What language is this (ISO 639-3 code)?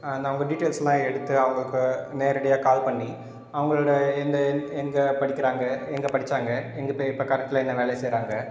tam